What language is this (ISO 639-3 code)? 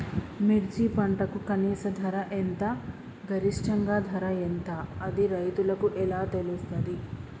tel